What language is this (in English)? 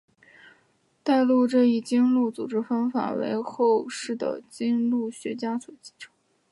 Chinese